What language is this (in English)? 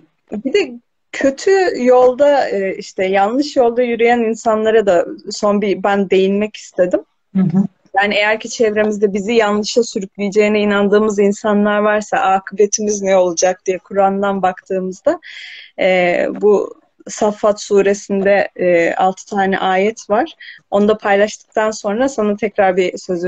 Turkish